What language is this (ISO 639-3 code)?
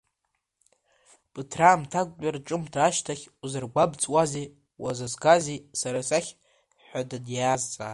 abk